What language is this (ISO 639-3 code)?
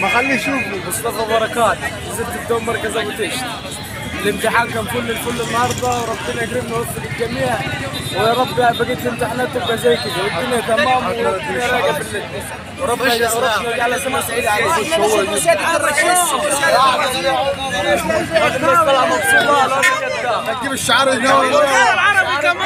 ara